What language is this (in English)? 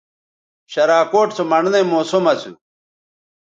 Bateri